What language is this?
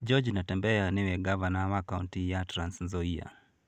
Kikuyu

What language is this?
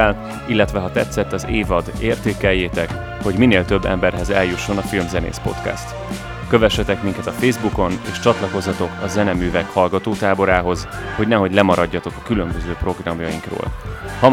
Hungarian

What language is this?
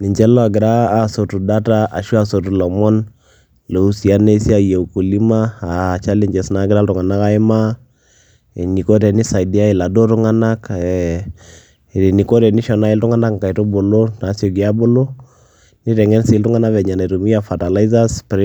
Masai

